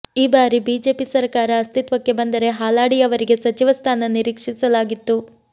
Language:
Kannada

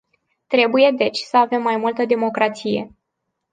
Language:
Romanian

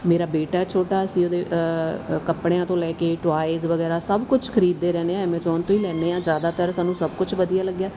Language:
Punjabi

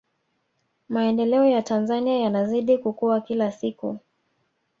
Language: Swahili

